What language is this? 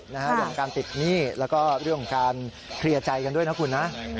Thai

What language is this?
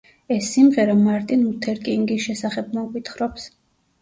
Georgian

